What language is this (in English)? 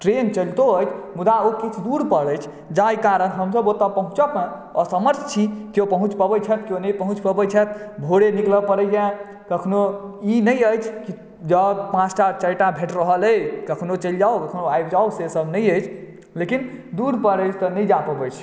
Maithili